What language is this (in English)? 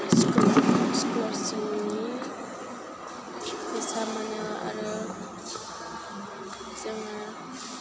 Bodo